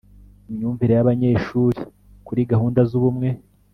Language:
Kinyarwanda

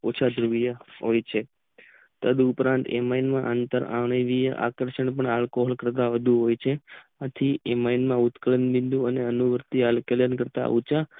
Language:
Gujarati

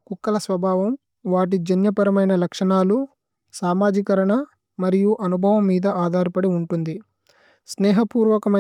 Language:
Tulu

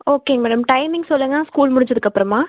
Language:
Tamil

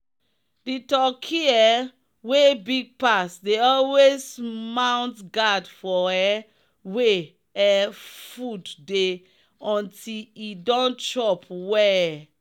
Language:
Nigerian Pidgin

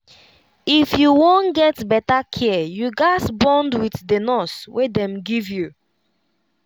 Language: Nigerian Pidgin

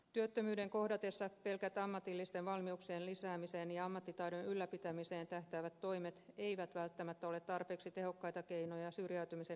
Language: Finnish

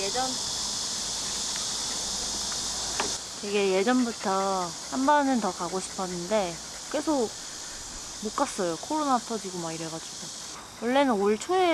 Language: Korean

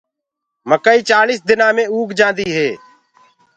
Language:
Gurgula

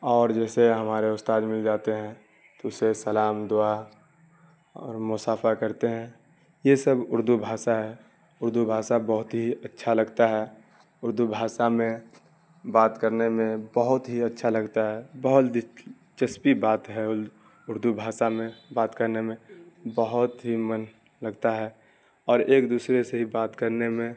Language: Urdu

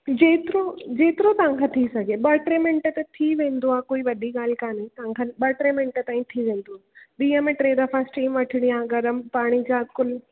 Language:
Sindhi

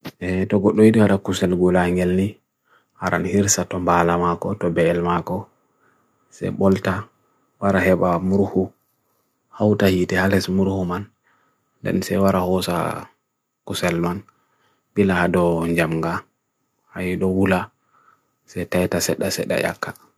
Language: Bagirmi Fulfulde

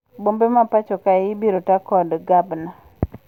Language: Luo (Kenya and Tanzania)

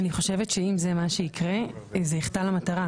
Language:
Hebrew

